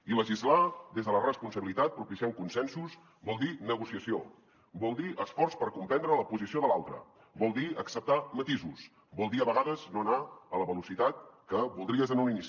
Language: Catalan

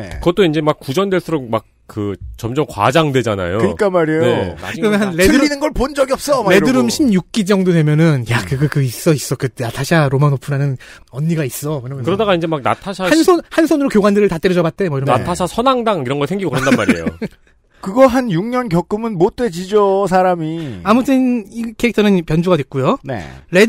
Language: Korean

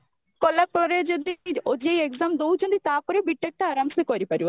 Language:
Odia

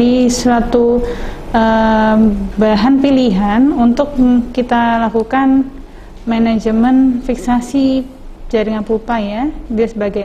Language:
Indonesian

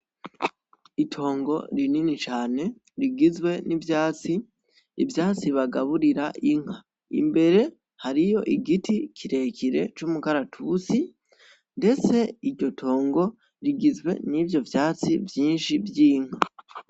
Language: Rundi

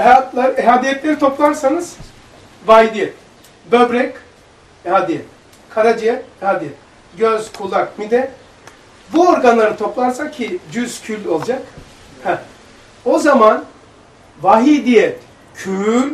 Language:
Turkish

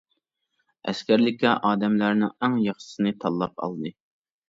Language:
Uyghur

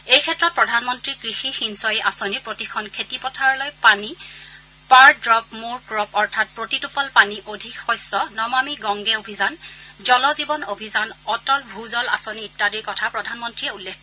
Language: Assamese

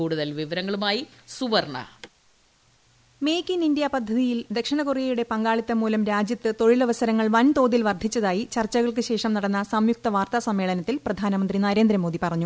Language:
Malayalam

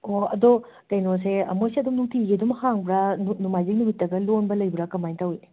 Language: Manipuri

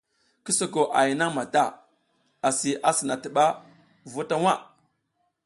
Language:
South Giziga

